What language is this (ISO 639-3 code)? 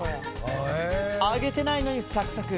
jpn